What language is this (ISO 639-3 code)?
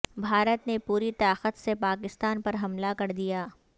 urd